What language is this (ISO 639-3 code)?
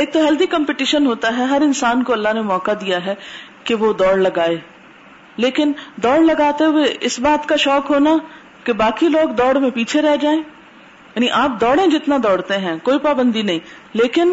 urd